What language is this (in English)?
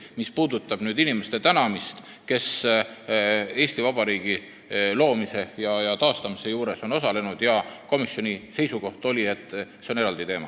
Estonian